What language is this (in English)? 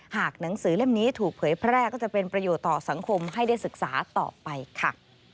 Thai